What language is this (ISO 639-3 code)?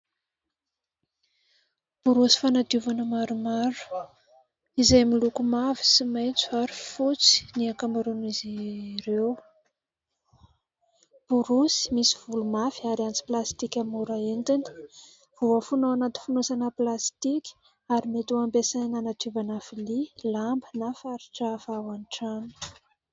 mlg